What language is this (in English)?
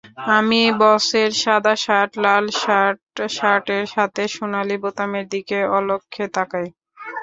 Bangla